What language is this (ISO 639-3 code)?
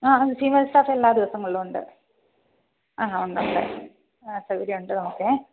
mal